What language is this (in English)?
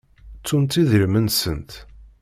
Kabyle